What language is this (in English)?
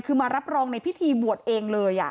Thai